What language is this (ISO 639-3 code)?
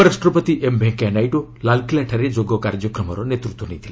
ori